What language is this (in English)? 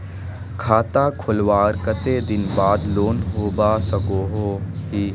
Magahi